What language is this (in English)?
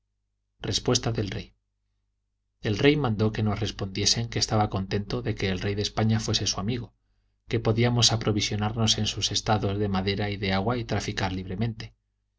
Spanish